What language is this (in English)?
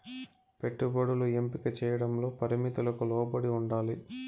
Telugu